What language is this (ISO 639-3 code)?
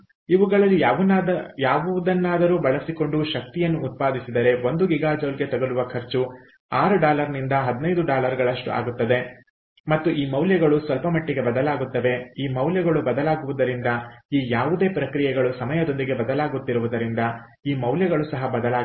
kan